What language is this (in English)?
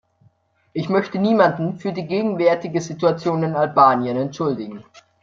German